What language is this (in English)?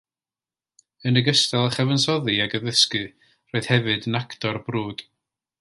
Welsh